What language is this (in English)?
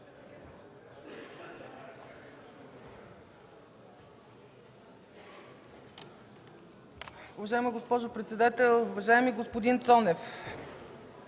Bulgarian